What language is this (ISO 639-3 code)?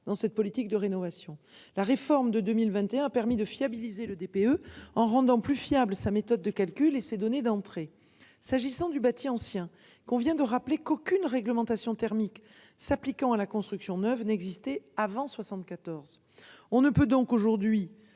fra